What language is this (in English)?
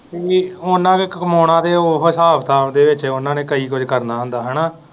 Punjabi